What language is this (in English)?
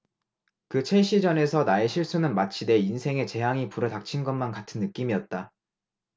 Korean